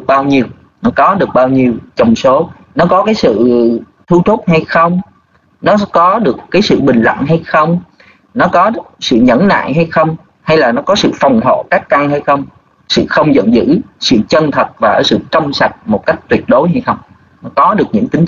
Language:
Vietnamese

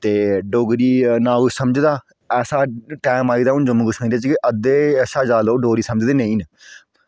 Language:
Dogri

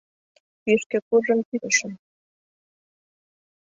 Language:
Mari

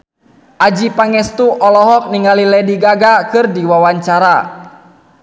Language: Sundanese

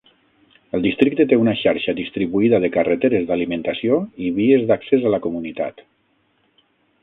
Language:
Catalan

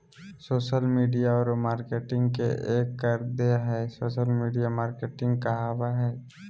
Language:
Magahi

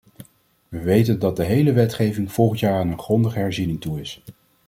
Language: Dutch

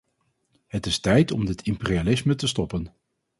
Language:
Dutch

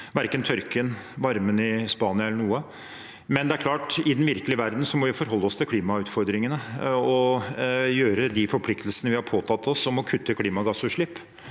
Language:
Norwegian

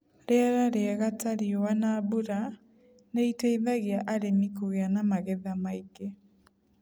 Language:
Kikuyu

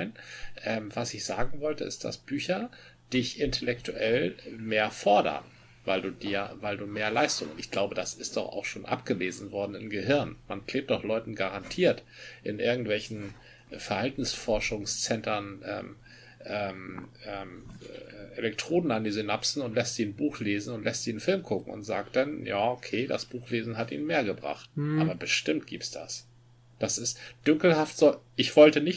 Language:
German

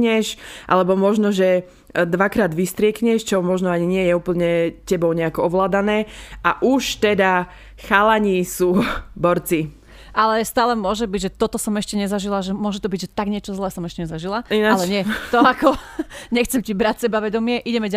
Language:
Slovak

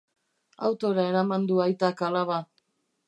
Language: Basque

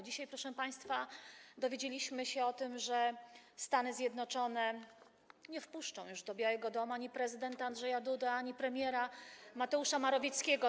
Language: Polish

